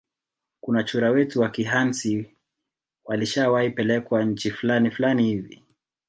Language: Swahili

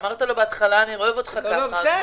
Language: Hebrew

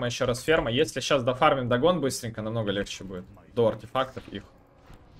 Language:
Russian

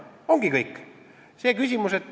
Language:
Estonian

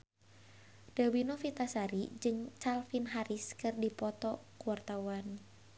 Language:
Sundanese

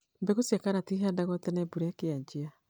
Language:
Kikuyu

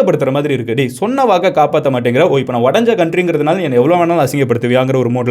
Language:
Tamil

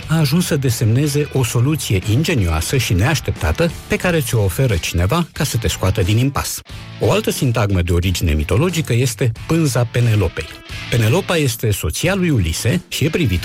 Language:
Romanian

